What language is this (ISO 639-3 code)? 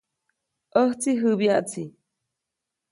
zoc